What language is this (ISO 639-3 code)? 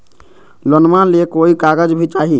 mag